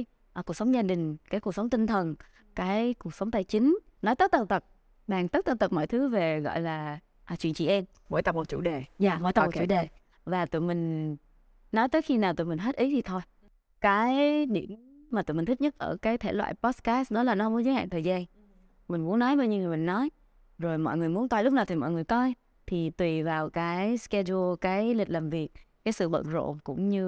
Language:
Vietnamese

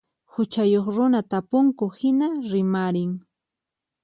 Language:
Puno Quechua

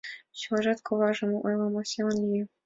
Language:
Mari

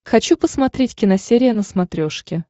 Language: Russian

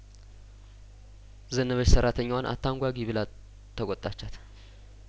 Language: Amharic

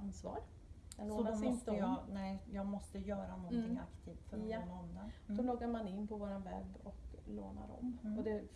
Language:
Swedish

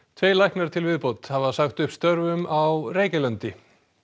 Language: Icelandic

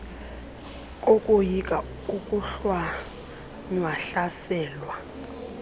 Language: Xhosa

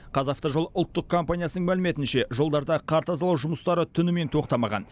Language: Kazakh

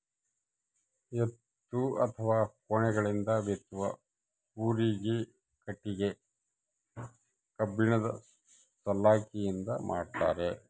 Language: Kannada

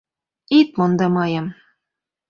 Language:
Mari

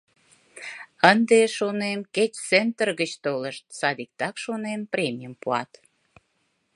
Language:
Mari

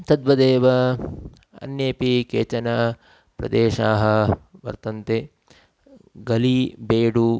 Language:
Sanskrit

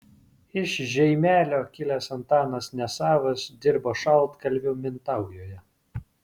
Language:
Lithuanian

